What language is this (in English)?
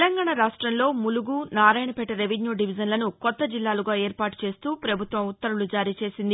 Telugu